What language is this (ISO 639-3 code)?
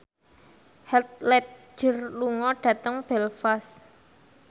jav